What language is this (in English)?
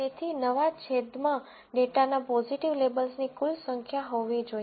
Gujarati